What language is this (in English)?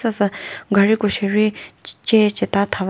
Chokri Naga